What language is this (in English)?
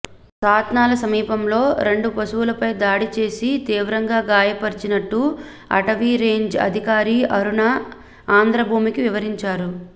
Telugu